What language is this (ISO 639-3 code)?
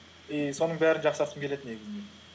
kaz